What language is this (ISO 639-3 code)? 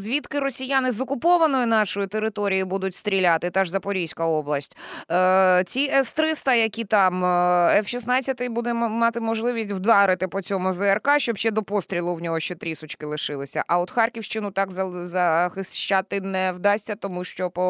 ukr